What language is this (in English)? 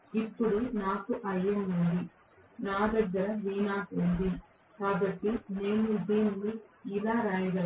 Telugu